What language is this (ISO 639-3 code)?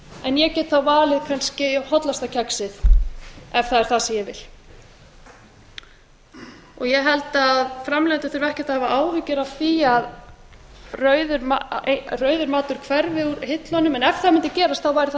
isl